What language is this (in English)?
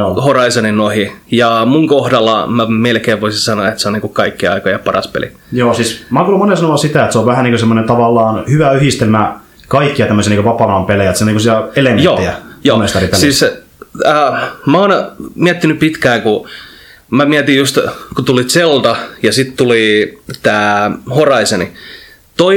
Finnish